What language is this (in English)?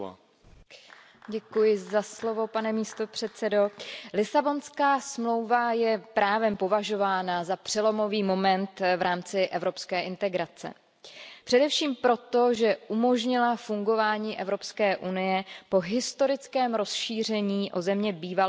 Czech